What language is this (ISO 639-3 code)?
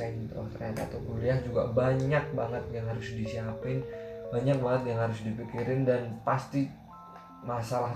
ind